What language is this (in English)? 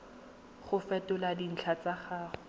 Tswana